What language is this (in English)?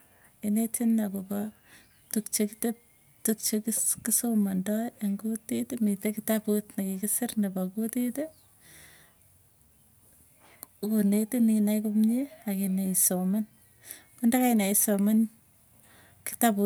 Tugen